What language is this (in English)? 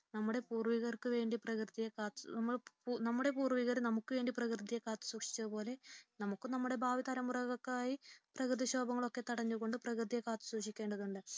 Malayalam